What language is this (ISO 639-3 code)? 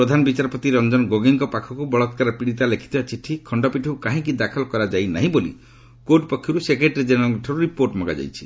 ori